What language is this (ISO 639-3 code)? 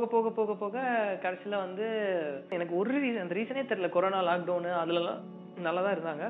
tam